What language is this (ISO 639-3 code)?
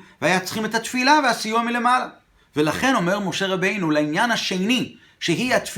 heb